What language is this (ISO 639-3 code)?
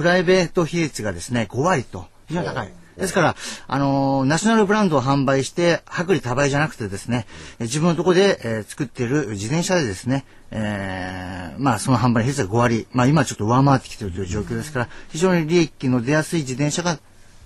jpn